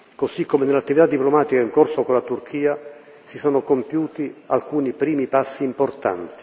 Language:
Italian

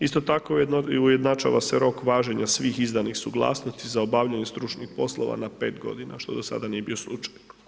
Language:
Croatian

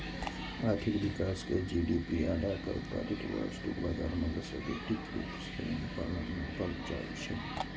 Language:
Maithili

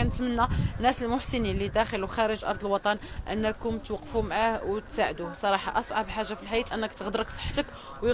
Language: Arabic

